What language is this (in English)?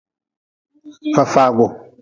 Nawdm